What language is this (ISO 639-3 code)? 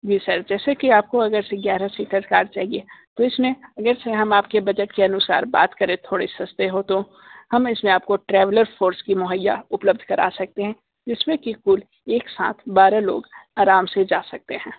hin